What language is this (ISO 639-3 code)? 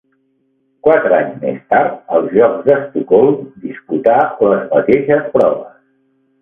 cat